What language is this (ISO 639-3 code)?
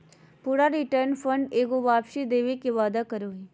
mag